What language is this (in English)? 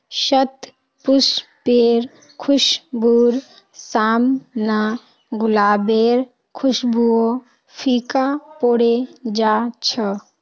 Magahi